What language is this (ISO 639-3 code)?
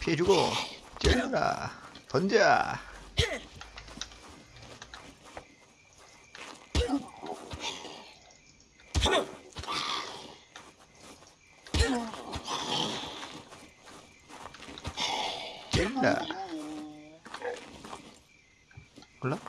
kor